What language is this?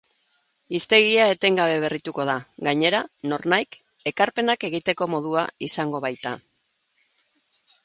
Basque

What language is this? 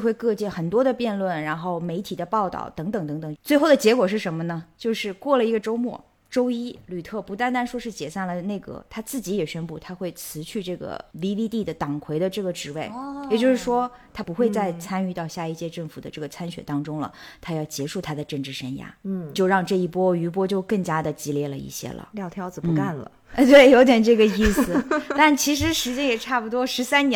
Chinese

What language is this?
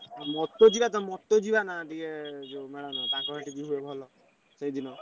Odia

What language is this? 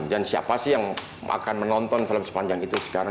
Indonesian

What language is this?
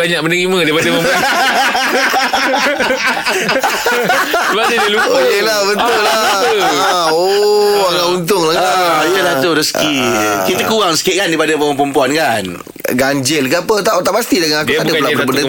Malay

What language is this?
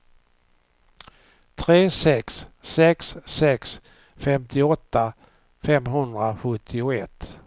Swedish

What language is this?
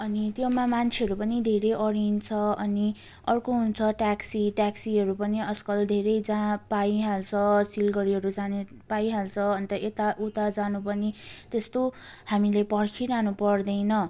Nepali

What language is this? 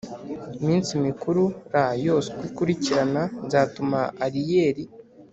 Kinyarwanda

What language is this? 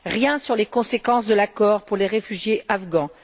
French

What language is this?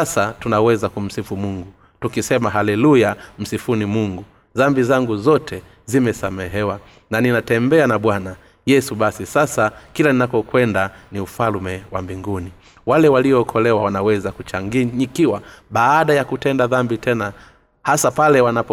Swahili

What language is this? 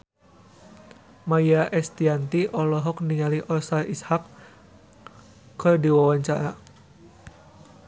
Sundanese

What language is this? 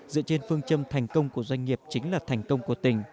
Vietnamese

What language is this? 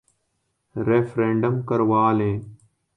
Urdu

